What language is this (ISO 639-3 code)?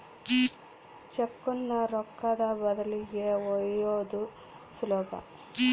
kan